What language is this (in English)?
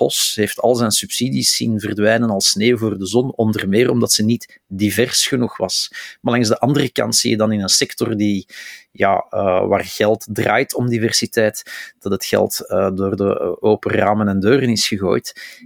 Dutch